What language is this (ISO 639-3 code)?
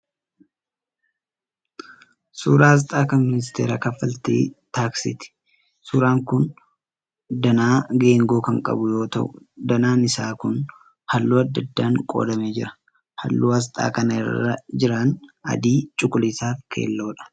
orm